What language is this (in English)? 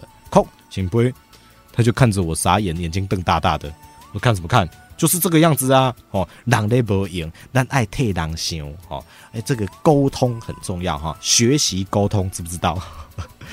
Chinese